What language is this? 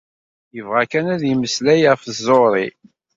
Kabyle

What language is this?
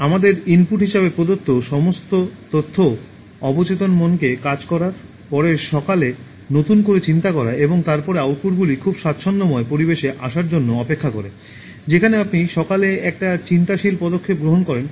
Bangla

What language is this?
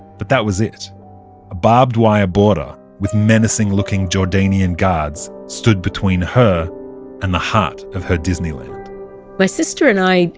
English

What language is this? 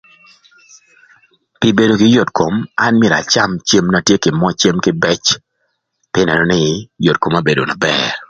Thur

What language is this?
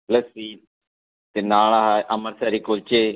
Punjabi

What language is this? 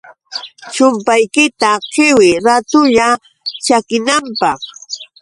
Yauyos Quechua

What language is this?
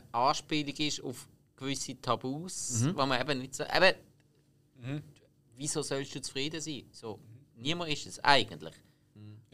German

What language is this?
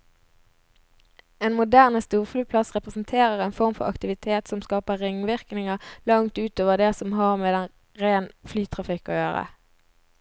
Norwegian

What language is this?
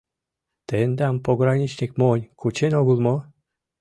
Mari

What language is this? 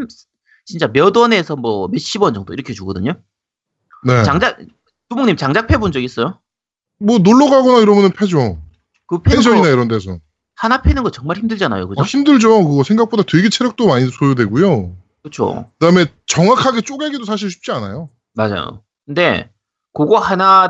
Korean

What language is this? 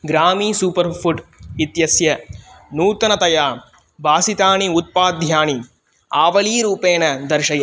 Sanskrit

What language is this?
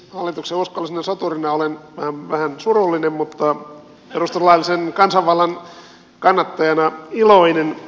Finnish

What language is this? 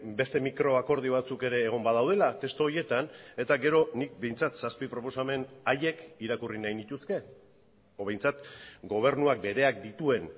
Basque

